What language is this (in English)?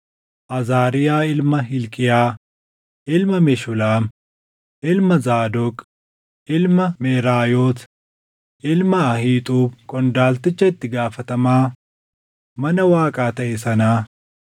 Oromo